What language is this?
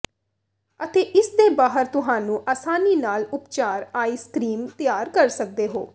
Punjabi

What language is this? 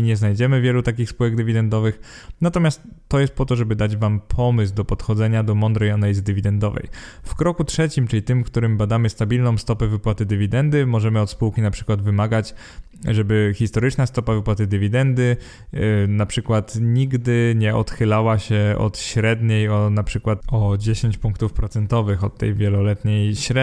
Polish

